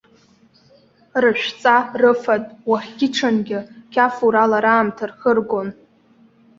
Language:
Abkhazian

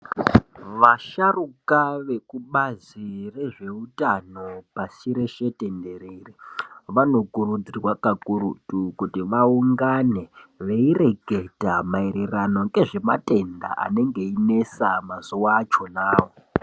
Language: Ndau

